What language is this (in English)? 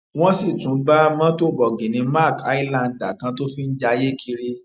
Yoruba